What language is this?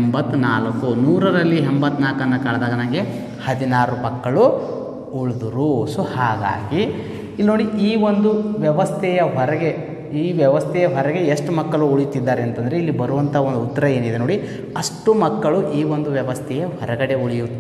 Indonesian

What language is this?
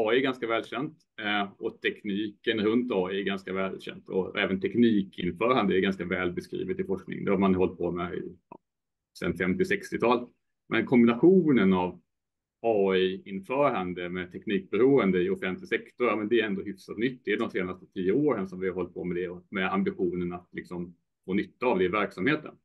Swedish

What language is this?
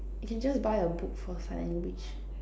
English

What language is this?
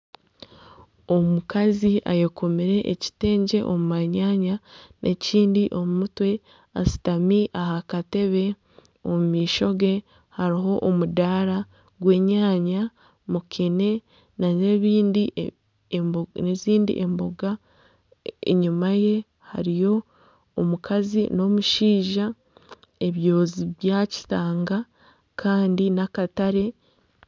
Nyankole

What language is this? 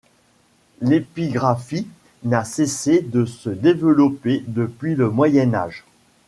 French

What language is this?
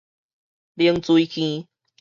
Min Nan Chinese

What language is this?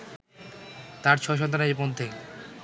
Bangla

